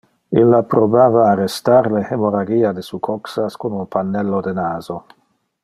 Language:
Interlingua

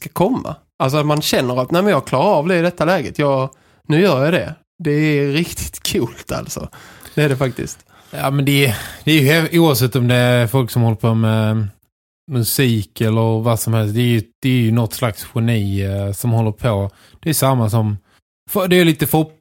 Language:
Swedish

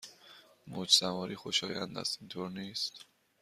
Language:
Persian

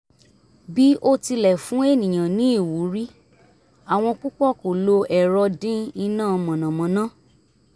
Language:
Yoruba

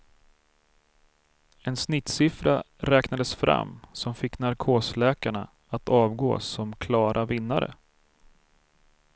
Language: Swedish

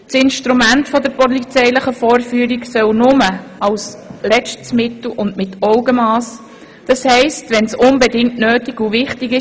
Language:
Swiss German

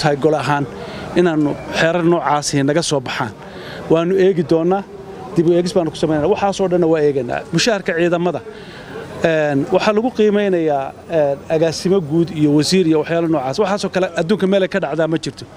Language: Arabic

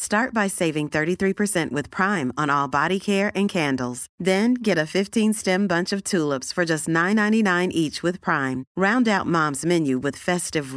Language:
Urdu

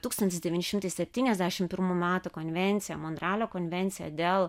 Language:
Lithuanian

